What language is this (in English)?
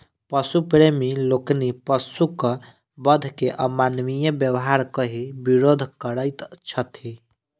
Maithili